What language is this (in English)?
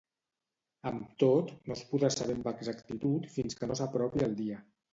Catalan